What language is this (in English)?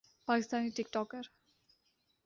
Urdu